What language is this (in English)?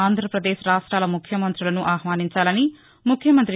Telugu